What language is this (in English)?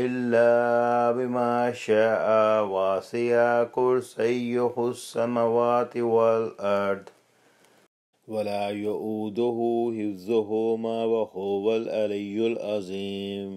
Arabic